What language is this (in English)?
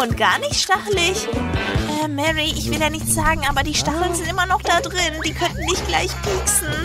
German